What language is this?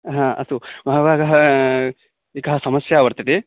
Sanskrit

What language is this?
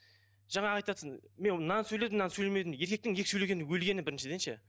Kazakh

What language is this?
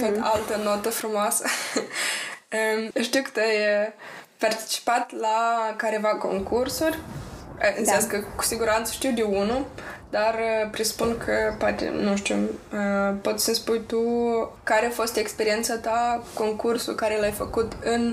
Romanian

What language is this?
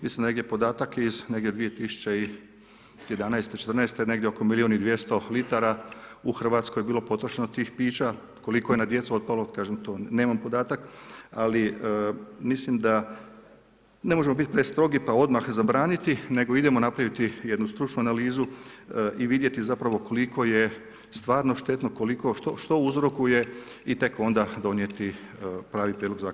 Croatian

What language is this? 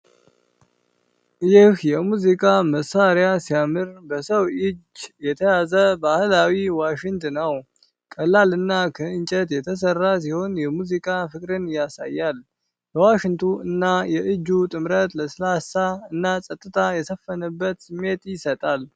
Amharic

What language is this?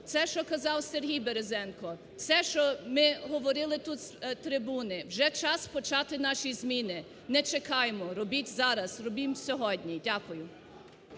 Ukrainian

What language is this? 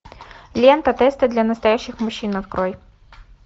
Russian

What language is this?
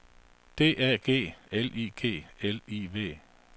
Danish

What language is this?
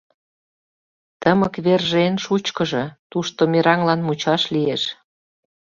Mari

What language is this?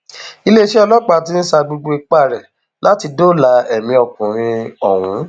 Yoruba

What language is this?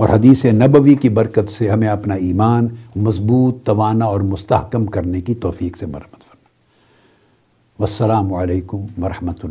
Urdu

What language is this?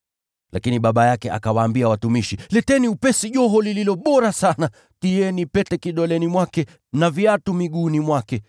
Swahili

